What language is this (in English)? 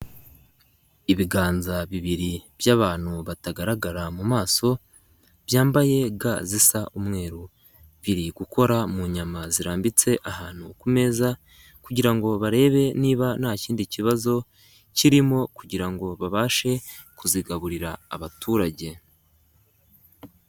Kinyarwanda